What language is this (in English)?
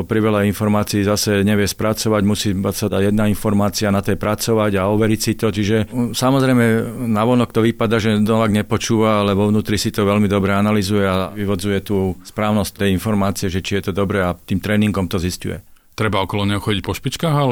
Slovak